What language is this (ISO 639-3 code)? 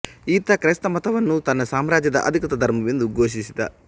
kan